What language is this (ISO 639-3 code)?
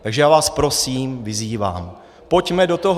ces